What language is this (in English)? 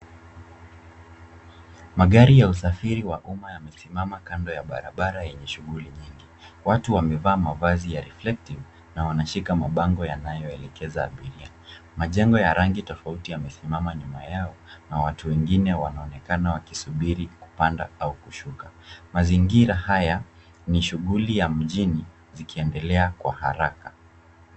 Swahili